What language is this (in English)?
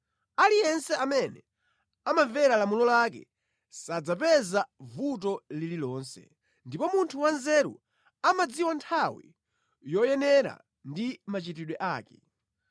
Nyanja